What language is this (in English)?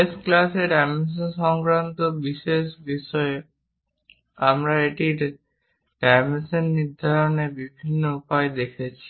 Bangla